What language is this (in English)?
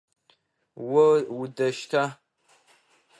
Adyghe